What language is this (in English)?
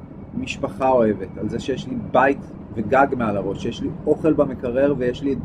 Hebrew